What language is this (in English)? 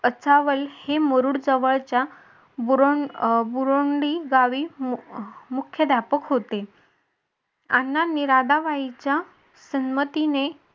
Marathi